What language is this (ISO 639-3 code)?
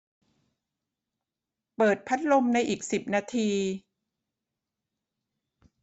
tha